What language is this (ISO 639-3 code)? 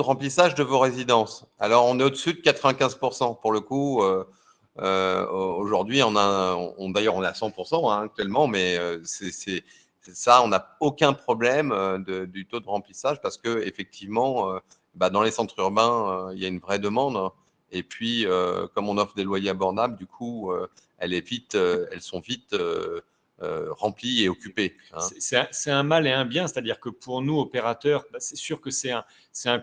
fra